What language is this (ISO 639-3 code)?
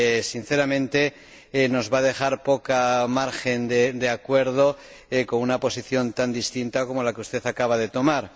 spa